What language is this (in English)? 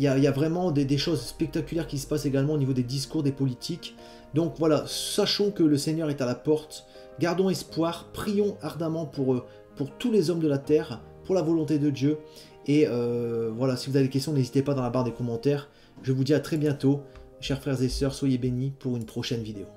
French